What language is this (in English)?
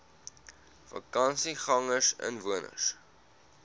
Afrikaans